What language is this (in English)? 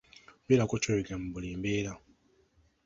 Ganda